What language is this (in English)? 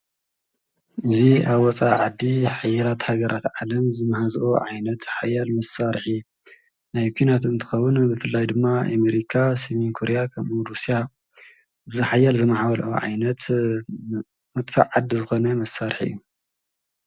Tigrinya